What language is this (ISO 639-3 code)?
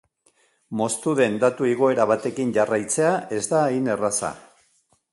eus